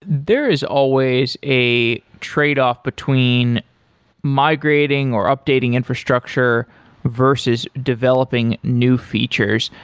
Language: English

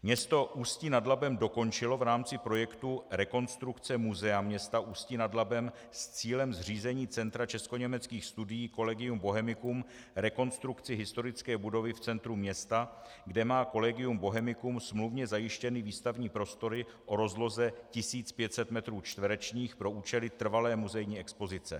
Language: Czech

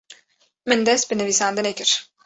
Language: Kurdish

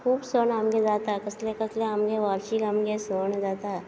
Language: Konkani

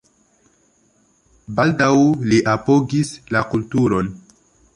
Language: Esperanto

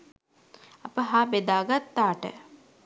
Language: Sinhala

